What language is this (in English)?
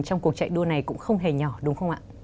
Vietnamese